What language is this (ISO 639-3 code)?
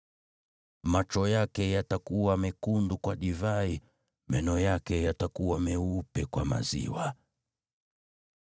swa